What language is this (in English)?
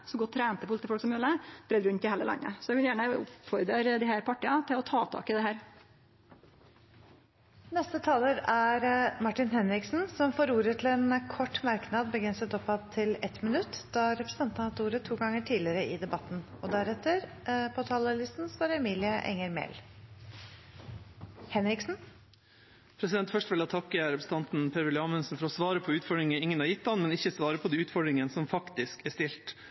Norwegian